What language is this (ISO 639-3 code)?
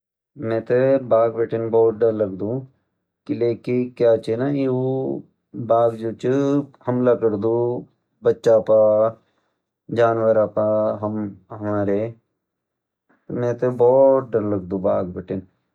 gbm